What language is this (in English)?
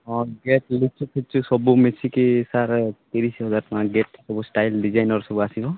Odia